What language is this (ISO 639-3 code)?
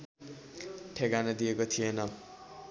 nep